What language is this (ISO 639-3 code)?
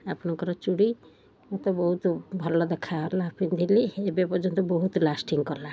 ori